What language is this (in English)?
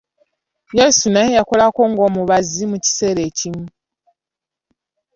Ganda